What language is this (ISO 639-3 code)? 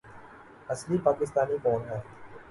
urd